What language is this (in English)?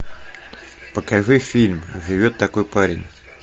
Russian